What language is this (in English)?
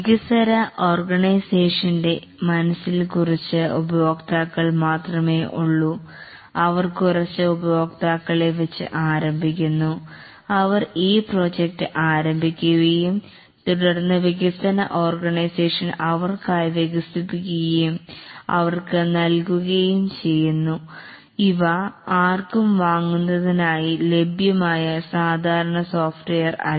Malayalam